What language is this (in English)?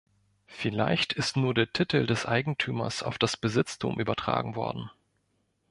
German